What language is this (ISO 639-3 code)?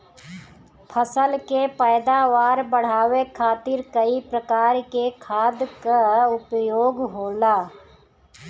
bho